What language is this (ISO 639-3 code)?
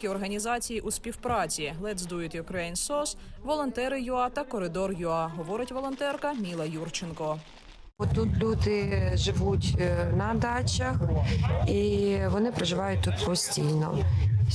ukr